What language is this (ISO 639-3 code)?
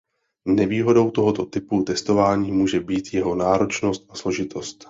ces